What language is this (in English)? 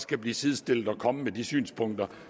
Danish